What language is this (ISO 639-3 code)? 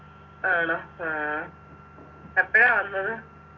mal